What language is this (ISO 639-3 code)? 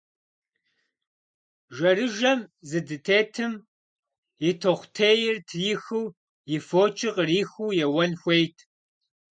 kbd